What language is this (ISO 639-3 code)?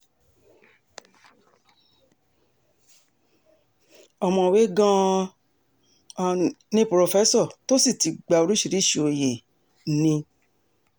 yor